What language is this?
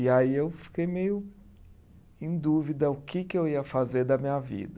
Portuguese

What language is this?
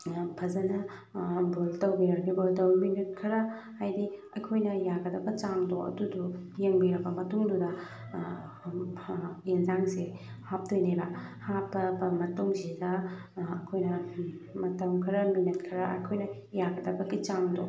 Manipuri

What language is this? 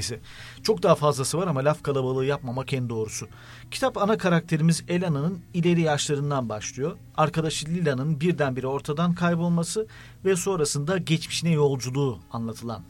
Turkish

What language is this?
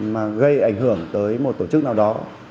Vietnamese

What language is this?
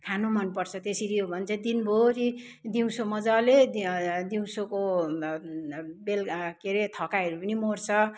Nepali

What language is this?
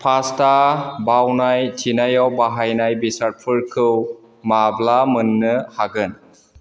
Bodo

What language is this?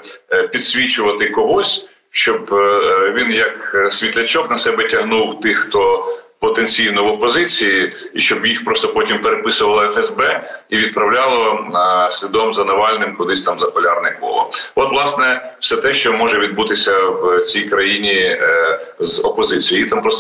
Ukrainian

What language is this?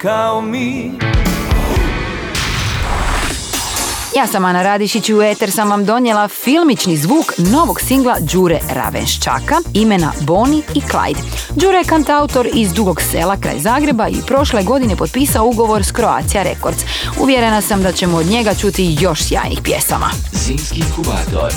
Croatian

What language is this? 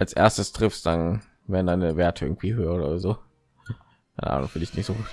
German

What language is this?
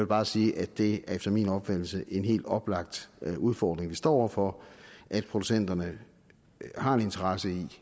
Danish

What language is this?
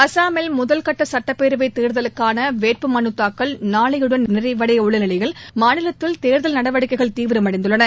Tamil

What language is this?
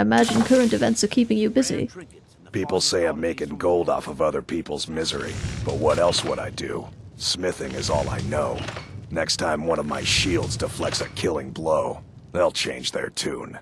English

